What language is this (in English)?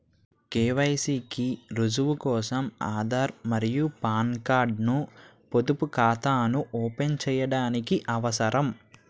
Telugu